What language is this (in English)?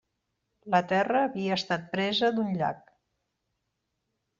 Catalan